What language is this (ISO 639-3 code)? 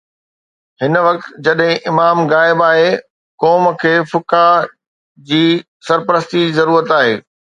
snd